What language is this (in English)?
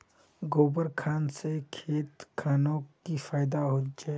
Magahi